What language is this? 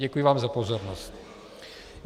Czech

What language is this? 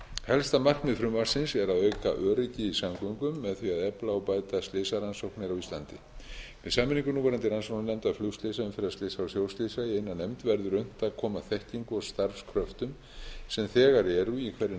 Icelandic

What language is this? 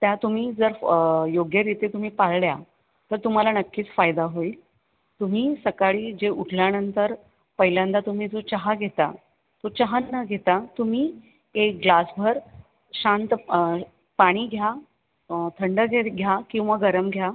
Marathi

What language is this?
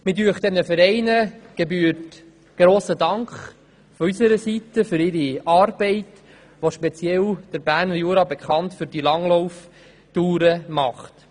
Swiss German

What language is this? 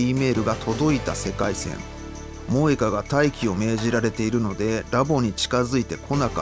Japanese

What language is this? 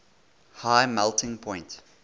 English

